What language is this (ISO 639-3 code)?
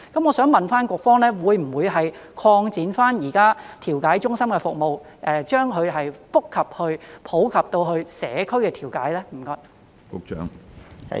yue